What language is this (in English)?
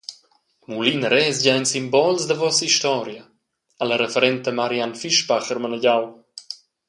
Romansh